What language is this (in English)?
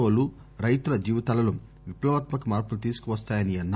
Telugu